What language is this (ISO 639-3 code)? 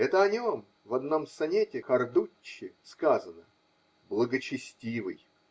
rus